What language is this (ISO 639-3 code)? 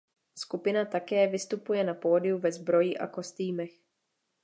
ces